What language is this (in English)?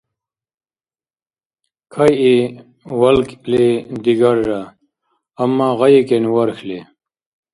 Dargwa